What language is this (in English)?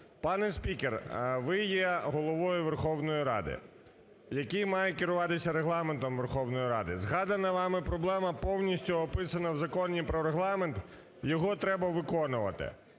Ukrainian